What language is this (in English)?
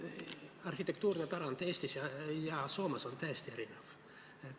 Estonian